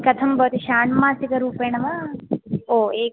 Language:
Sanskrit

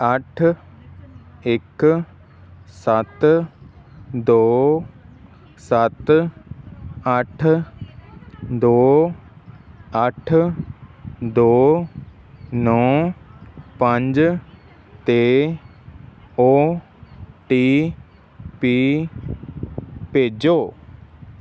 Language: Punjabi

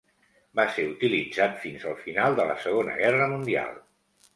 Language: Catalan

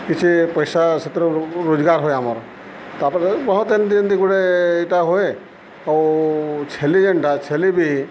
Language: Odia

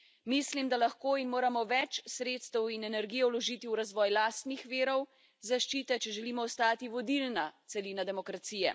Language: Slovenian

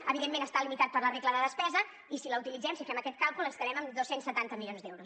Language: Catalan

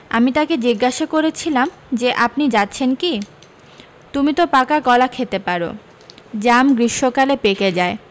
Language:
Bangla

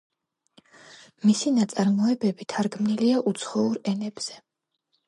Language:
Georgian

